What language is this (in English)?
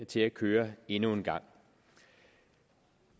Danish